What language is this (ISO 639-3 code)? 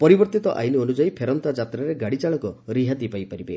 ori